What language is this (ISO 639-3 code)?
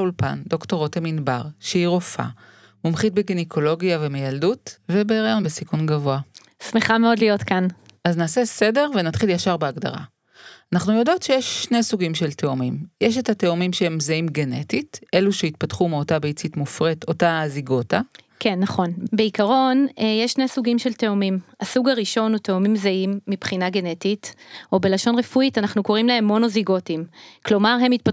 heb